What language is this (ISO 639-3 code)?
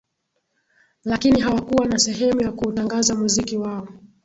swa